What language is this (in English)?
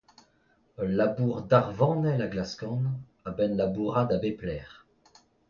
Breton